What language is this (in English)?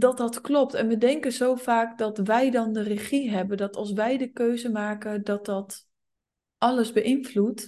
Dutch